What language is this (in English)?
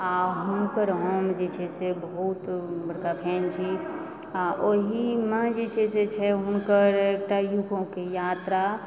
Maithili